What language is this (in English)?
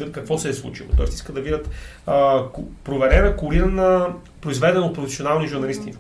Bulgarian